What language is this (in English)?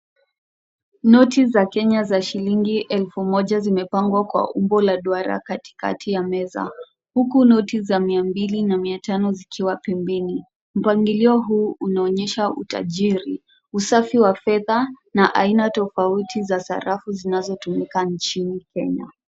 Swahili